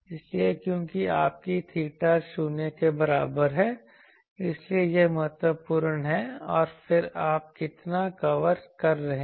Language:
Hindi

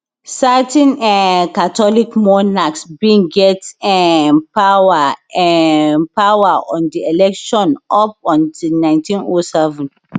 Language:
Nigerian Pidgin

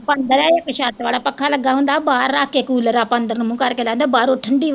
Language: Punjabi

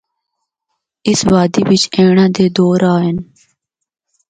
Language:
Northern Hindko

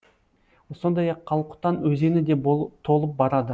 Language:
Kazakh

